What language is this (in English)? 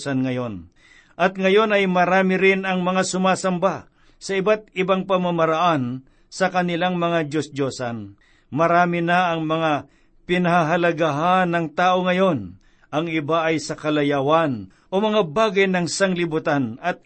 Filipino